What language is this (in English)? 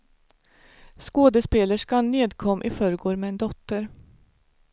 Swedish